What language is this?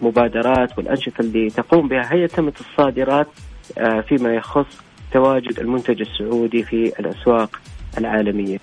Arabic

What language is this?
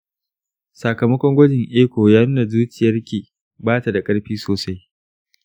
Hausa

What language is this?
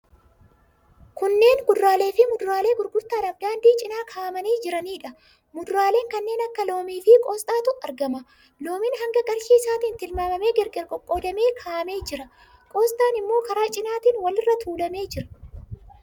Oromo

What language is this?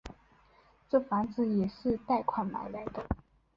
Chinese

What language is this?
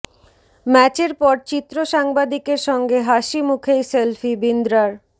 Bangla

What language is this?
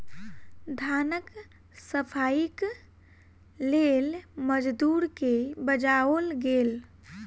Maithili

